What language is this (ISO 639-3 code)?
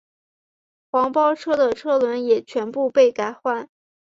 zho